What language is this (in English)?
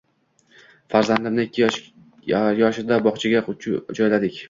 Uzbek